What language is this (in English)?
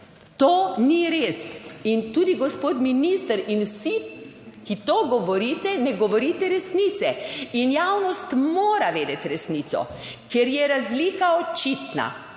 Slovenian